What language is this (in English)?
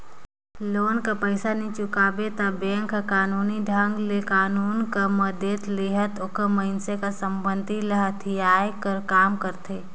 Chhattisgarhi